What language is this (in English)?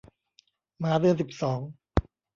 Thai